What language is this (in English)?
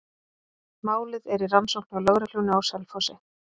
Icelandic